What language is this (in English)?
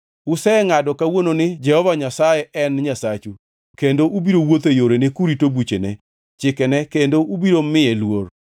Luo (Kenya and Tanzania)